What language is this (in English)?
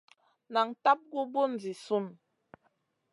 Masana